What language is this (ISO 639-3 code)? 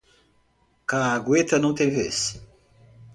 por